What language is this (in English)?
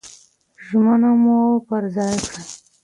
Pashto